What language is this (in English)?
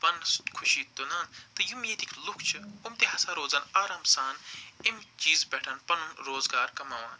Kashmiri